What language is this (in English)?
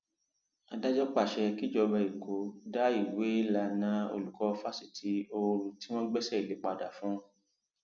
Yoruba